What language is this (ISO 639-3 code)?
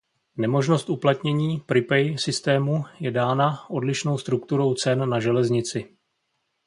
ces